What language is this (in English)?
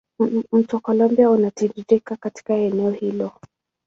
Swahili